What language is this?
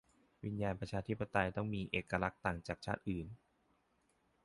Thai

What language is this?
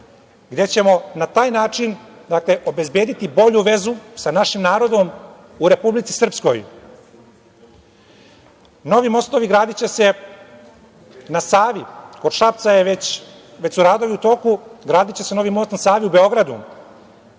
Serbian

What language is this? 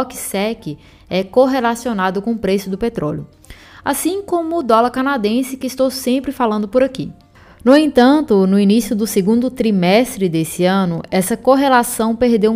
Portuguese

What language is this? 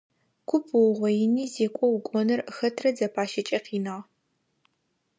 Adyghe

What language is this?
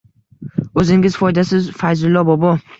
Uzbek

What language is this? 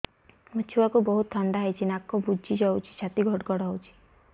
Odia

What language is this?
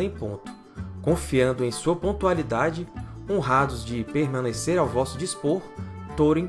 Portuguese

